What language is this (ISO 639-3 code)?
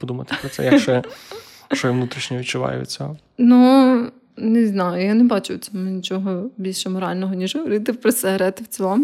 ukr